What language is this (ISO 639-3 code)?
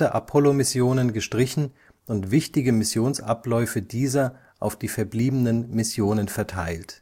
deu